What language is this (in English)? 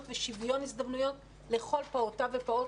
Hebrew